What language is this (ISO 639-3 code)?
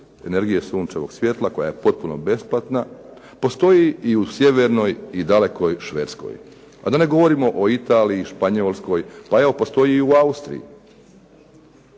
hrv